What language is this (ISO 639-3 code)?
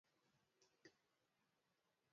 luo